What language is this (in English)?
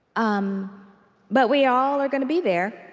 English